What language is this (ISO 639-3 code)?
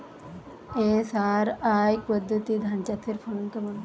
ben